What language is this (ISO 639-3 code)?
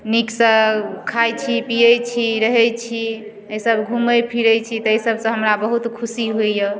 mai